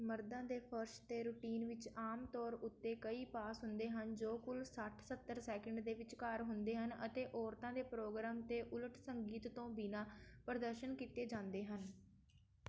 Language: Punjabi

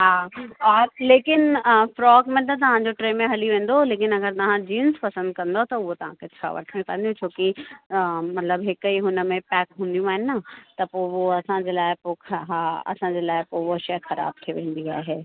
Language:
Sindhi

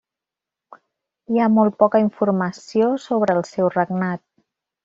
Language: Catalan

